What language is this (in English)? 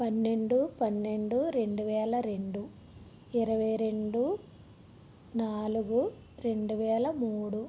Telugu